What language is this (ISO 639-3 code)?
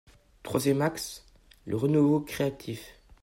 fra